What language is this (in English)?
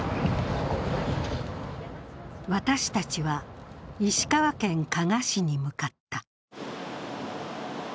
Japanese